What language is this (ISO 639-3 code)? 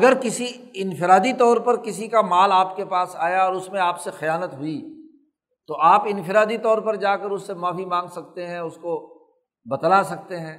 urd